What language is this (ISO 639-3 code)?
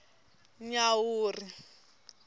tso